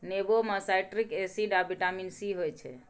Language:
Maithili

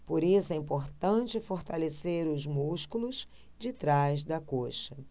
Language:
Portuguese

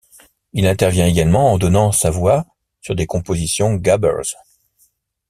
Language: French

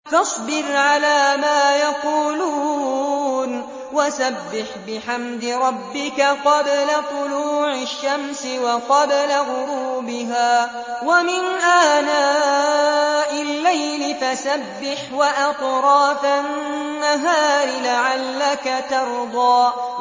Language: Arabic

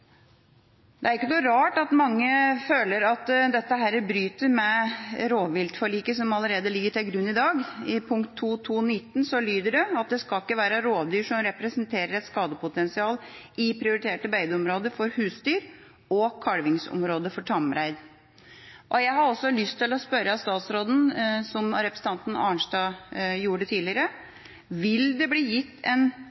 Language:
Norwegian Bokmål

